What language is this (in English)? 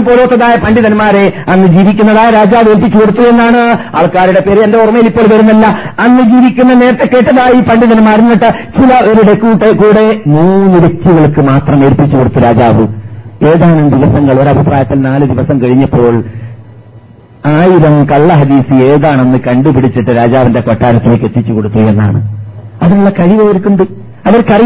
Malayalam